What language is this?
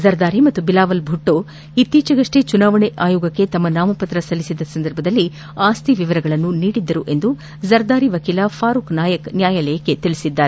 Kannada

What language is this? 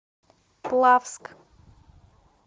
Russian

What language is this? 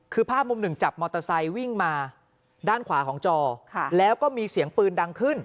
Thai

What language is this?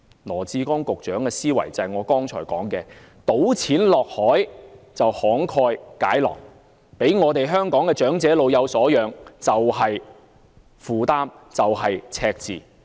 Cantonese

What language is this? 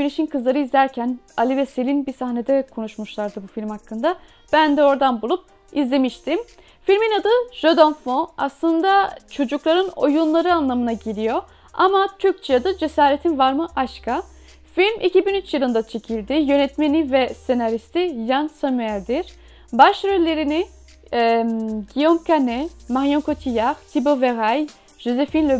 Turkish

